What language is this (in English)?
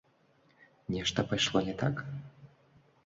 Belarusian